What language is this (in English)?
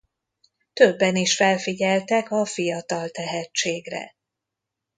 Hungarian